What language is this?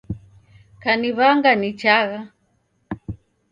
Taita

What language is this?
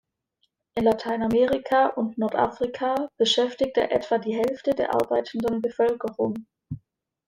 German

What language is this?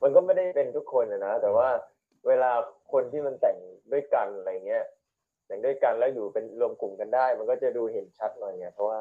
Thai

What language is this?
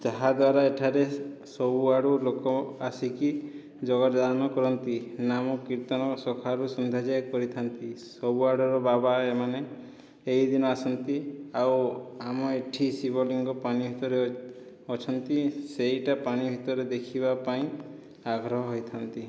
Odia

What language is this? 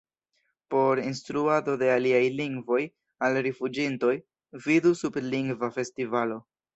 Esperanto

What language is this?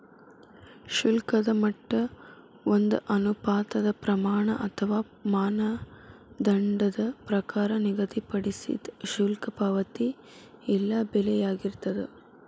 Kannada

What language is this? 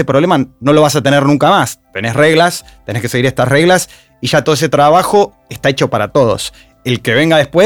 Spanish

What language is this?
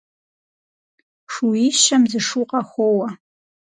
Kabardian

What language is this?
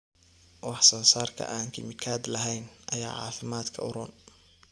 Somali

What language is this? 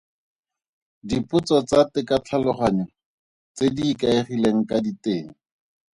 Tswana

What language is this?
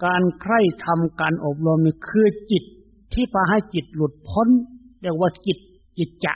Thai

